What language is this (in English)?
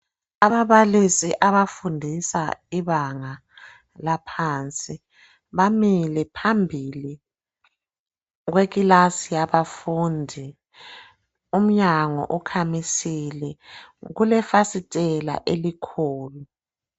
North Ndebele